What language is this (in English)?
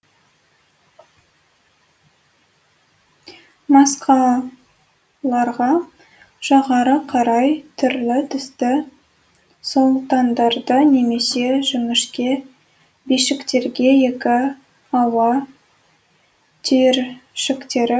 Kazakh